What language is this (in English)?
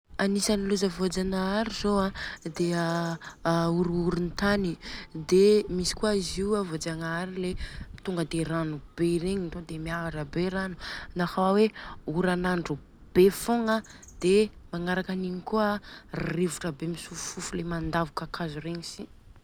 Southern Betsimisaraka Malagasy